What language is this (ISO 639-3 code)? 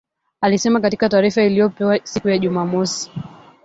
swa